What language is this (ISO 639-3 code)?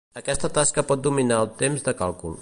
cat